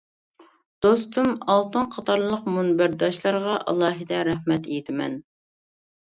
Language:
Uyghur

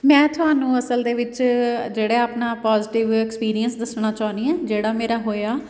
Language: Punjabi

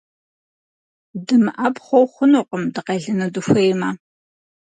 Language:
Kabardian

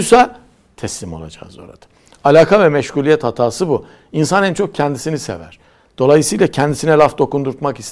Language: Turkish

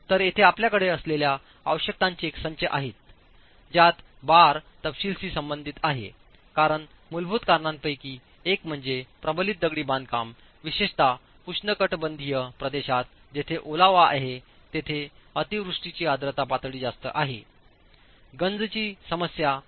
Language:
Marathi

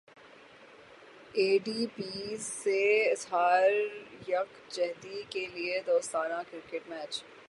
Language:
Urdu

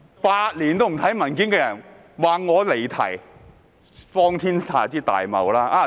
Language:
Cantonese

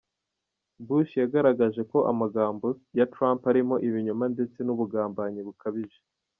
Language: Kinyarwanda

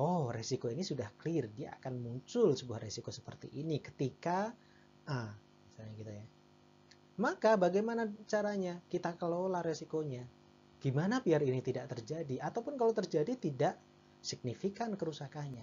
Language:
Indonesian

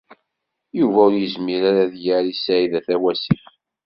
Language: Kabyle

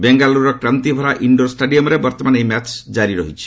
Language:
Odia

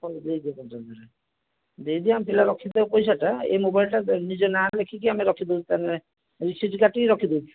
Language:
Odia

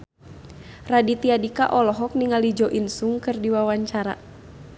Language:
Sundanese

